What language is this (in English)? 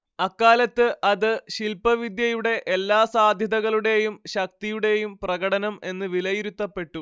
Malayalam